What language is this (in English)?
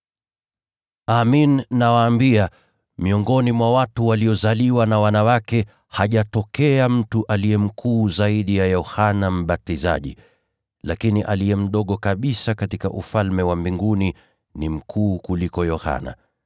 Swahili